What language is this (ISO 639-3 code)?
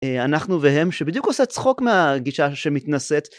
heb